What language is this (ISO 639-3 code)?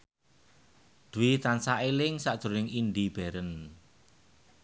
jav